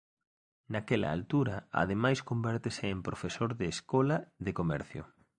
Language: Galician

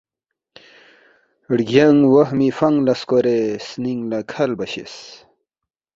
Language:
Balti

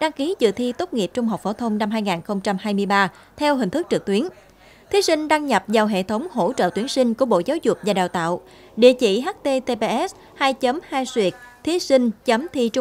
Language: Vietnamese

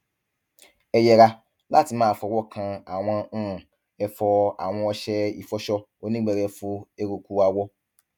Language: Yoruba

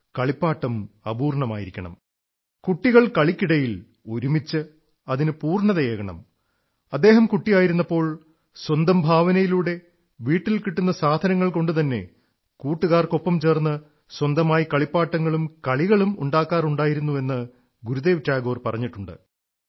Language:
Malayalam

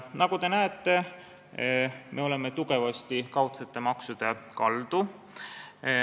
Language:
Estonian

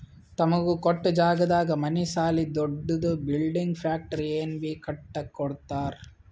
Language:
Kannada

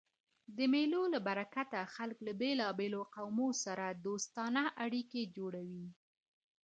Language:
Pashto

